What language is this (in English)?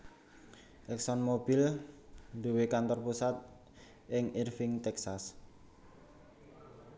Javanese